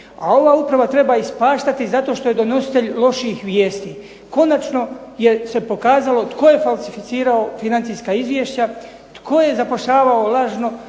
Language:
Croatian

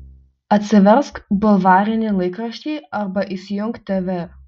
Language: Lithuanian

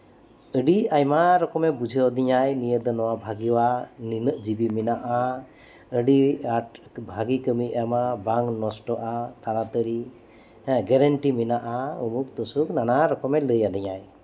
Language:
Santali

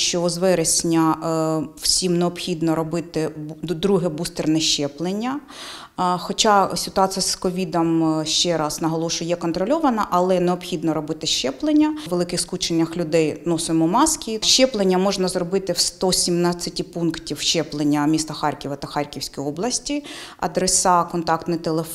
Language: Ukrainian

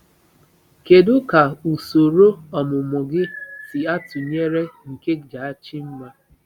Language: Igbo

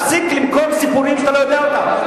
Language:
Hebrew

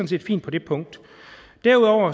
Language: Danish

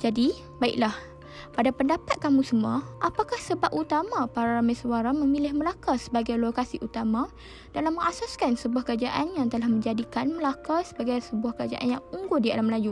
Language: Malay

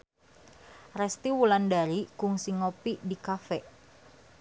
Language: Sundanese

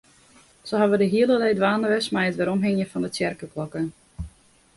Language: Western Frisian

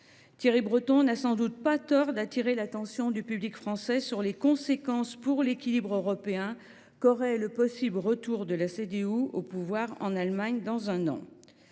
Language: French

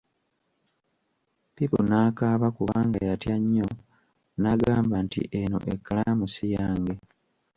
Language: Ganda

